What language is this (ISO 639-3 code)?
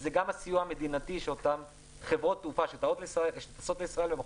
heb